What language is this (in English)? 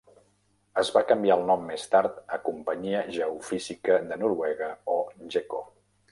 Catalan